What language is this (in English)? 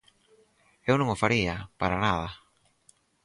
Galician